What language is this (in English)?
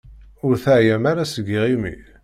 Kabyle